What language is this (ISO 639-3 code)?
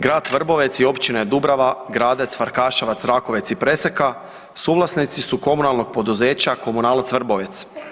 hrv